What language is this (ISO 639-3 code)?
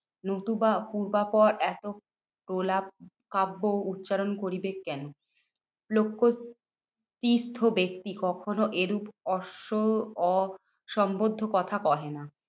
ben